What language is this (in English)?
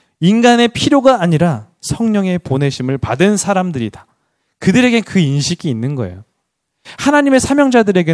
Korean